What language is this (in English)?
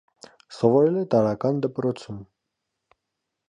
Armenian